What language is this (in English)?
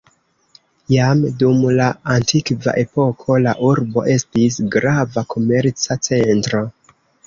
Esperanto